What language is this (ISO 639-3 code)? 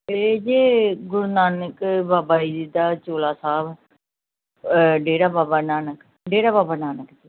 pan